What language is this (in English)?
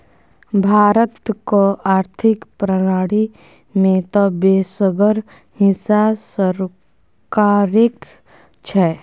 Maithili